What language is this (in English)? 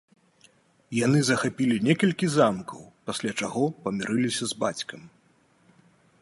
Belarusian